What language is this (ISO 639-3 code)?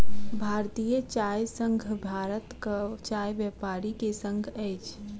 mai